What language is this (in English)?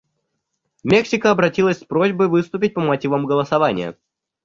Russian